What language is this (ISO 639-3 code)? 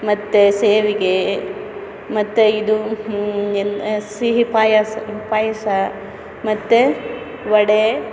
kan